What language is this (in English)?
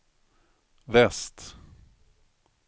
Swedish